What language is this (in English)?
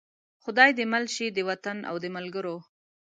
Pashto